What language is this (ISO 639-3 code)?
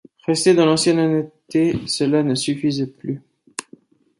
fra